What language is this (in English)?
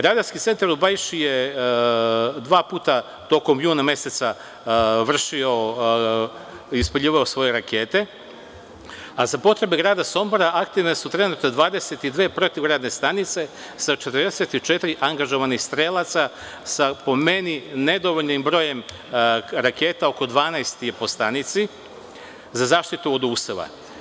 Serbian